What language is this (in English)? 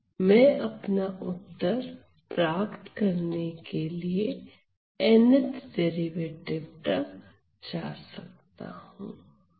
Hindi